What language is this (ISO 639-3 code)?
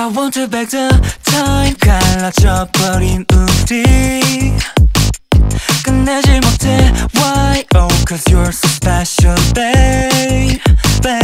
kor